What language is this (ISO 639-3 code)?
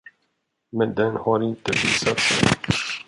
swe